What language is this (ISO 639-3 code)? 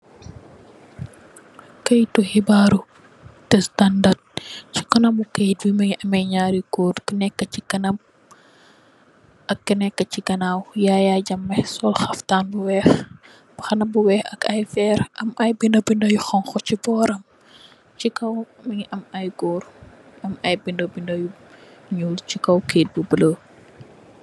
wol